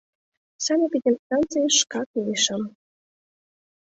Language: Mari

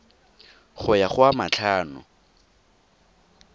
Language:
Tswana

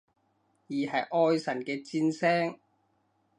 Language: Cantonese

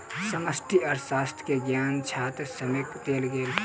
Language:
Maithili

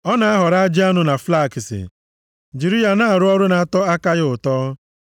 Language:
Igbo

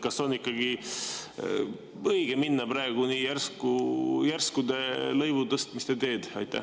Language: Estonian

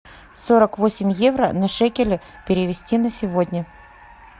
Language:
Russian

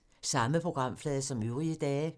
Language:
Danish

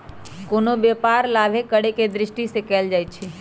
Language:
Magahi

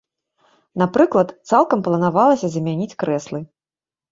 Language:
Belarusian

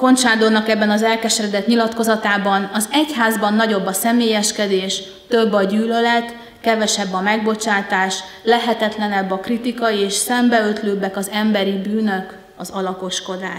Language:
Hungarian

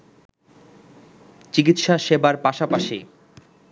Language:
Bangla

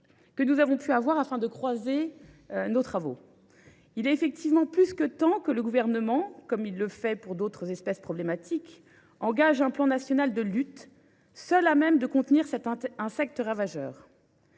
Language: French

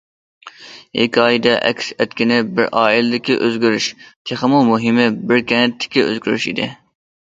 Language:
Uyghur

